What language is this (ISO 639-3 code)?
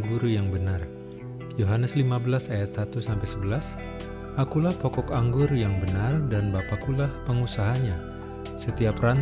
ind